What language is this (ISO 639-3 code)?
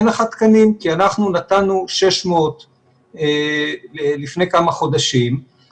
heb